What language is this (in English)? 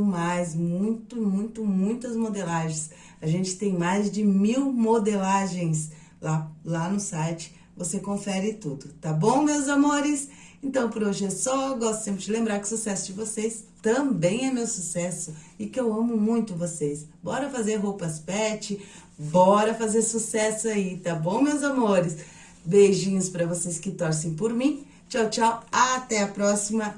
Portuguese